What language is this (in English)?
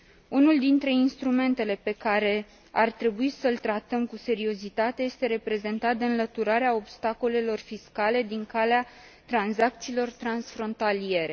Romanian